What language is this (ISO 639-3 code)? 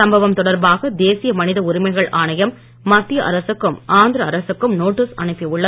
tam